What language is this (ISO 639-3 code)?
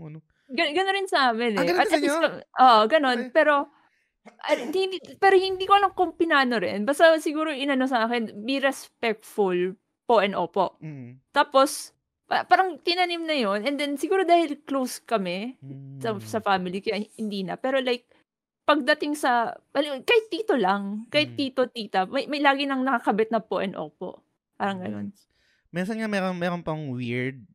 fil